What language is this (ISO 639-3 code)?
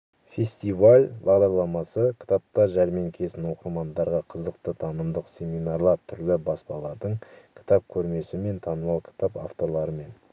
kaz